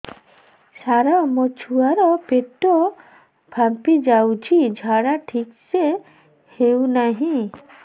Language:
Odia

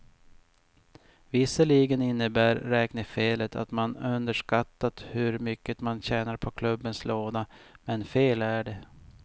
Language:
Swedish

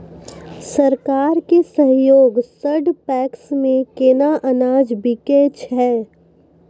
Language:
Maithili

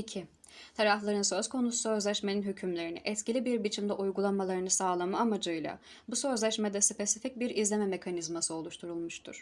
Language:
Turkish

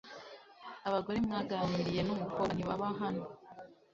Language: Kinyarwanda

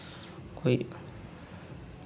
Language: Dogri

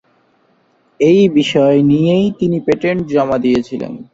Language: Bangla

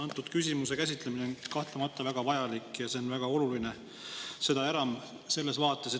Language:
Estonian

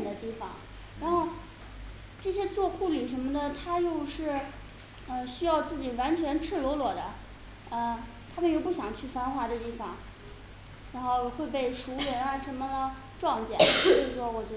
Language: Chinese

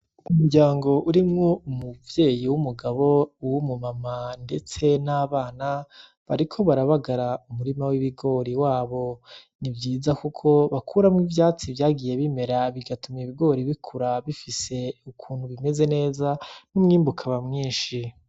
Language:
Rundi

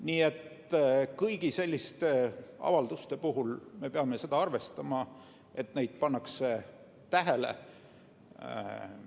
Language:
Estonian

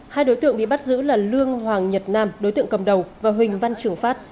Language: Vietnamese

